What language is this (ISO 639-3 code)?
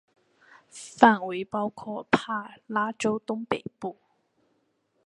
zho